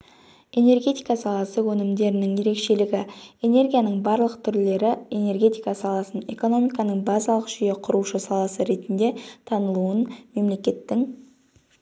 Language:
Kazakh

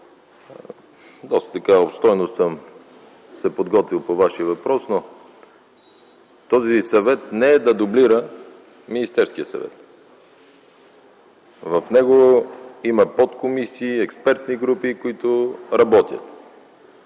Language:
Bulgarian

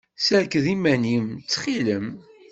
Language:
Kabyle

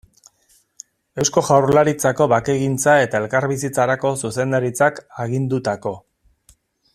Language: Basque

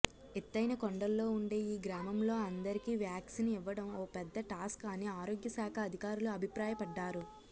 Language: Telugu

